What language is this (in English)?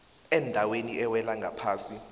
South Ndebele